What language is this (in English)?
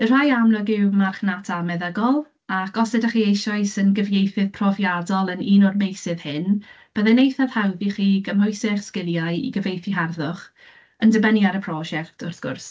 Welsh